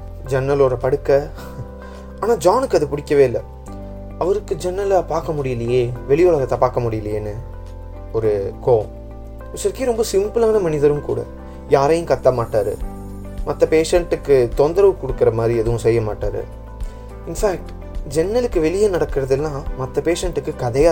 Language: Tamil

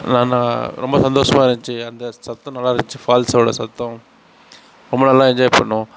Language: Tamil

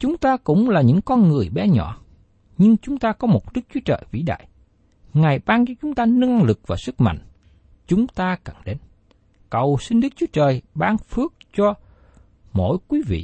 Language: Vietnamese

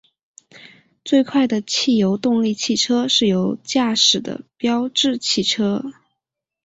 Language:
Chinese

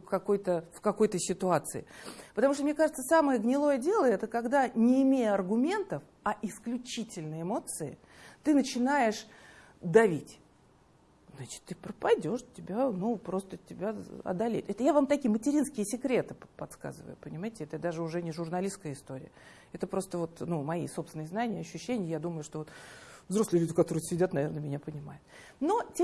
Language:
Russian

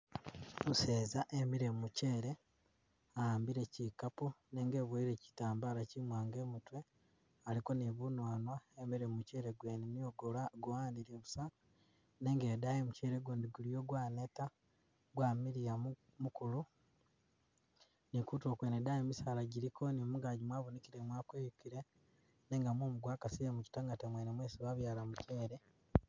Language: Masaaba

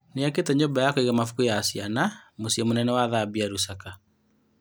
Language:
Kikuyu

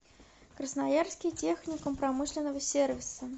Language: Russian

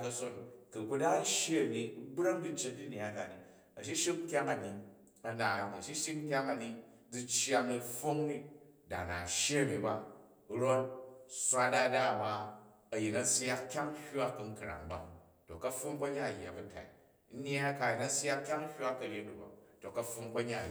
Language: Jju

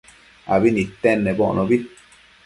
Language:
Matsés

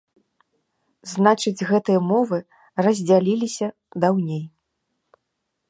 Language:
Belarusian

